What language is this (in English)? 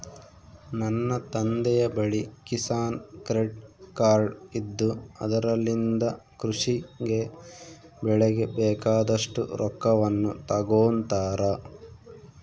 Kannada